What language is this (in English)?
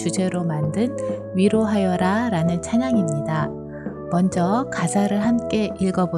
Korean